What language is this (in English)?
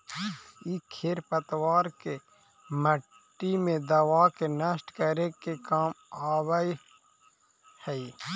Magahi